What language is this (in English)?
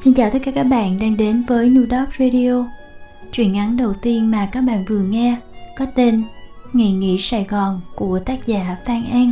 Vietnamese